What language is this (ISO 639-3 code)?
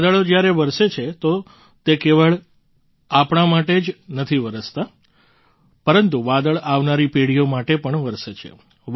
guj